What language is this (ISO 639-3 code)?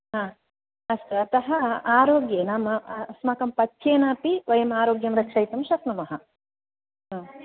san